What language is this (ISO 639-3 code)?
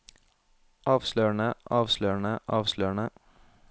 nor